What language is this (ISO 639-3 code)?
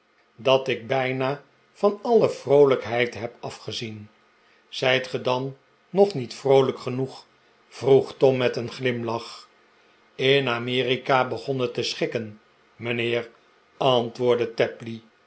nld